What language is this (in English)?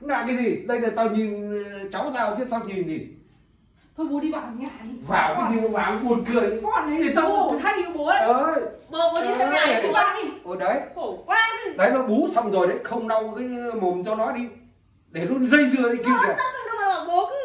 Vietnamese